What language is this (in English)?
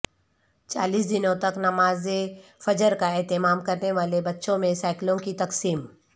Urdu